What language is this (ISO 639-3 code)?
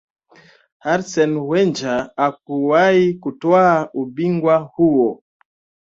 swa